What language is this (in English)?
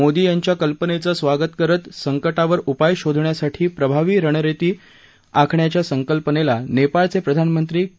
Marathi